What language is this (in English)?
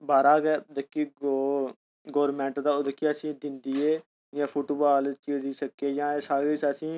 Dogri